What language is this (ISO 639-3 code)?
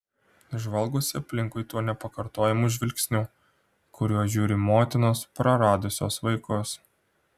lit